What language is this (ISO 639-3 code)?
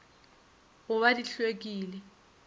nso